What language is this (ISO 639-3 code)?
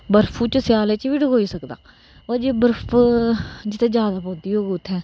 doi